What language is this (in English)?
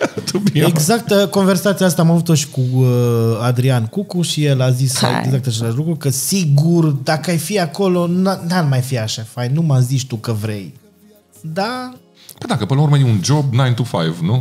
Romanian